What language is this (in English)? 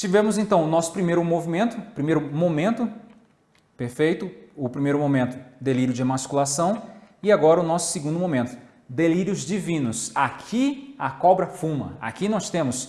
Portuguese